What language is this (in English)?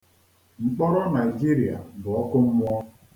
Igbo